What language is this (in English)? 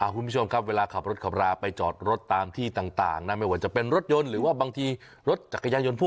Thai